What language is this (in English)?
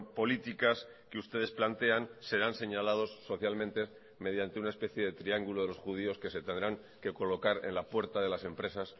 Spanish